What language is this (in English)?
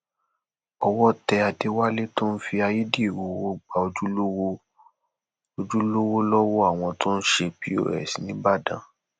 Yoruba